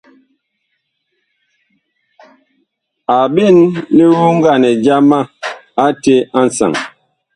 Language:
Bakoko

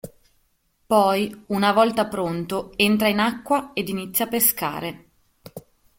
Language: Italian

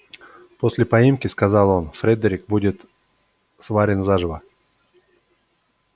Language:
Russian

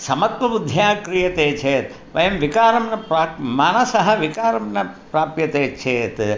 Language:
Sanskrit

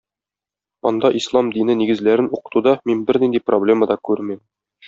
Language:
Tatar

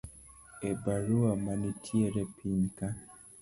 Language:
Luo (Kenya and Tanzania)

